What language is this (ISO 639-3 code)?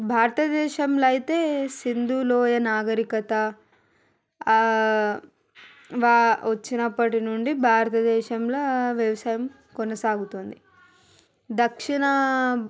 tel